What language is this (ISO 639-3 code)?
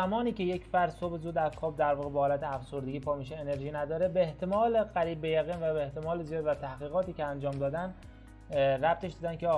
fas